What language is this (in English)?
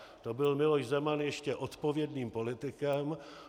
Czech